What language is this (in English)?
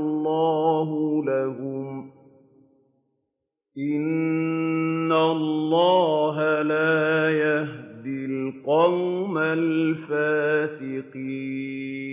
Arabic